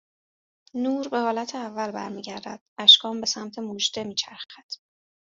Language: Persian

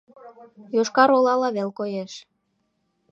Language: Mari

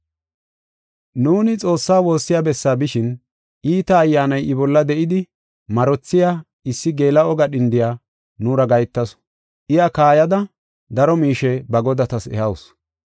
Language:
Gofa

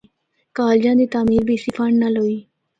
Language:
Northern Hindko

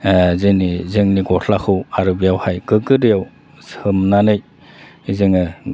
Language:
Bodo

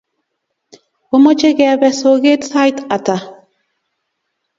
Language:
Kalenjin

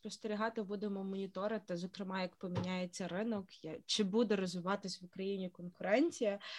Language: Ukrainian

